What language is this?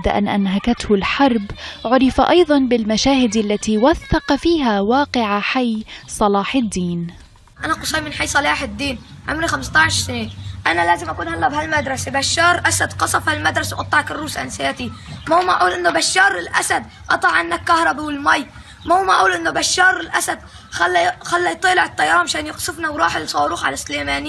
Arabic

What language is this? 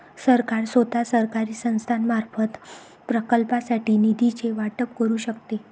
Marathi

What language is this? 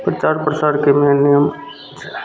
Maithili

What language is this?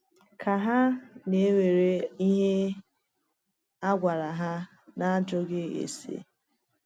Igbo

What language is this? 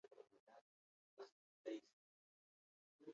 Basque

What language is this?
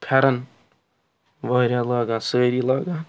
Kashmiri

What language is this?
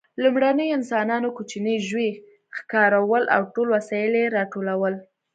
Pashto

